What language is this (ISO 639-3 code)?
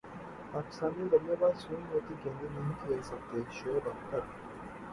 urd